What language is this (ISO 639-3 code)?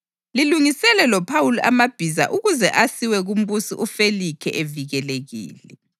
nde